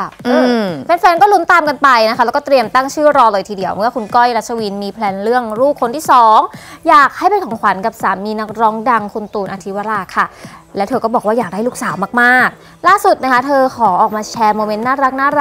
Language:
Thai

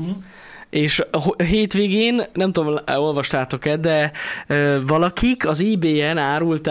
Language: Hungarian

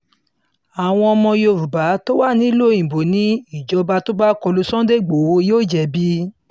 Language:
Yoruba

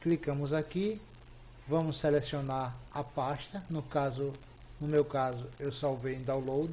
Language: Portuguese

